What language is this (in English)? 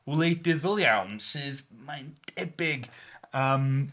Welsh